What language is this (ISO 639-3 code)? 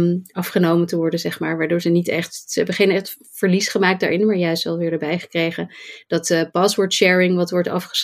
nld